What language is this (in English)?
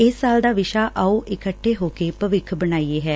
Punjabi